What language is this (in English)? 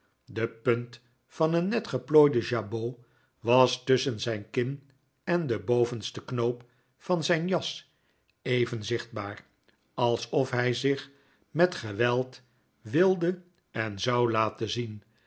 Dutch